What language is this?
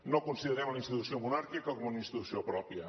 Catalan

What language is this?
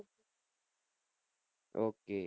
Gujarati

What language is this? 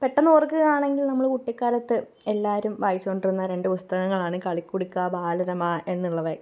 Malayalam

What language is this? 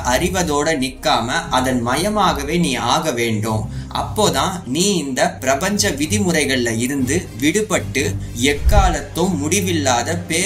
Tamil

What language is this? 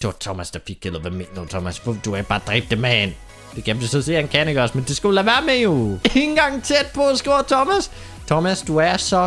Danish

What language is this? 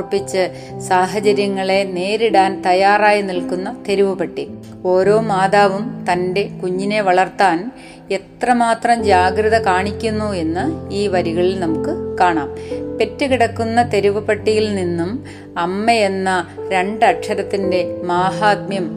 Malayalam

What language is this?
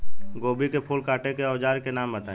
Bhojpuri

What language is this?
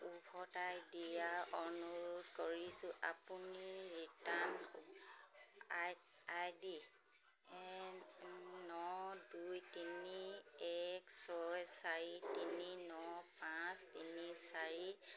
Assamese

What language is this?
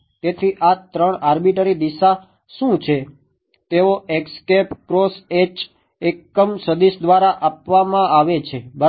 Gujarati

